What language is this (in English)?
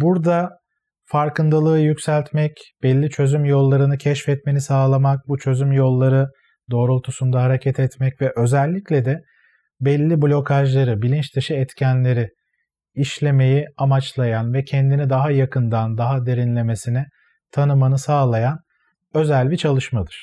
Turkish